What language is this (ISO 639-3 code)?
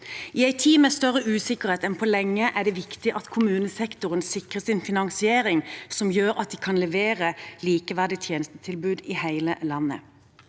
nor